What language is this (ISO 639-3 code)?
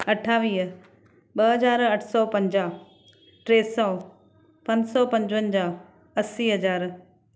snd